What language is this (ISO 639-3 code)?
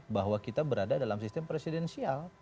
ind